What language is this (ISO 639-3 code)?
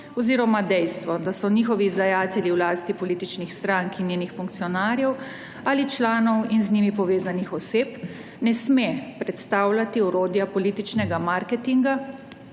slv